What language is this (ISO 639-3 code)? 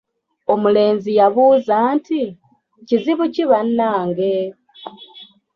lug